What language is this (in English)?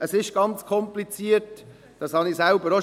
Swiss German